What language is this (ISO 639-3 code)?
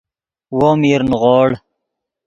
ydg